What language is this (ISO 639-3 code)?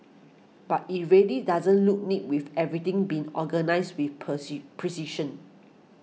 eng